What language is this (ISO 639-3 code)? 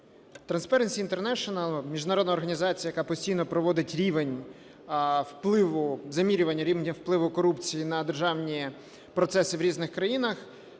ukr